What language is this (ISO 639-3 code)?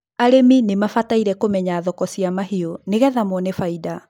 kik